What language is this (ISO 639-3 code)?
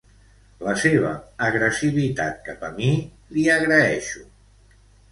cat